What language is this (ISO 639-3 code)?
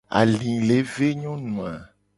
gej